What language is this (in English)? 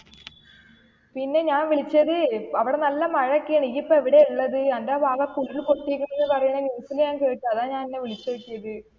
Malayalam